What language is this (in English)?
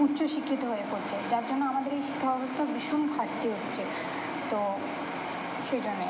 Bangla